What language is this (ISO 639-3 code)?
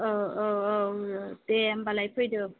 brx